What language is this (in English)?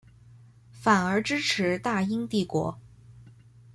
Chinese